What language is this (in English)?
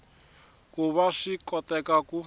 Tsonga